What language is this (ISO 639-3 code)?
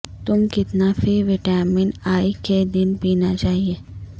urd